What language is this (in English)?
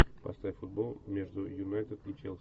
Russian